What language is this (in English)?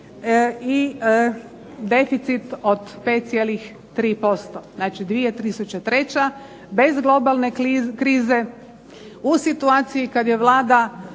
Croatian